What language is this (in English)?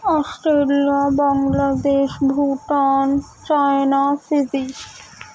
Urdu